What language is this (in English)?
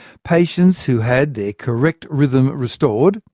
English